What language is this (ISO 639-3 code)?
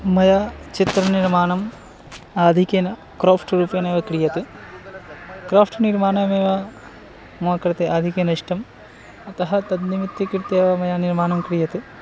san